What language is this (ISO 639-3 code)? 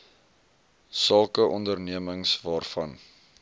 afr